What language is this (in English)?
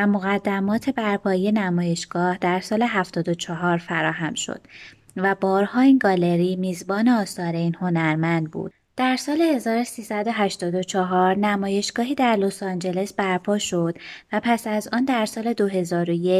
Persian